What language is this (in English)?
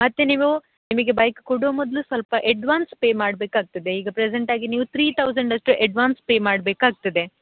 Kannada